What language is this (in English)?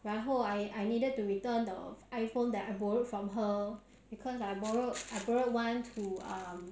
English